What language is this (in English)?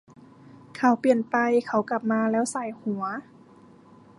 Thai